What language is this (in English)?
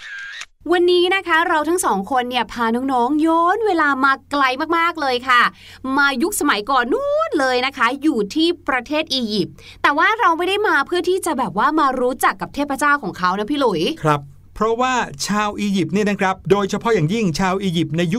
Thai